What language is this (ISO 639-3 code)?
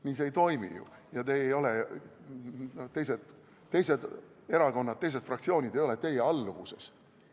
est